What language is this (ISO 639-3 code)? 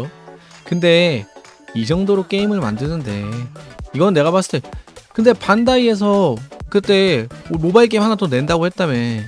kor